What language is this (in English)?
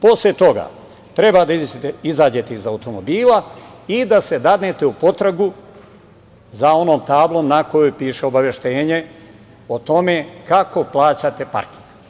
Serbian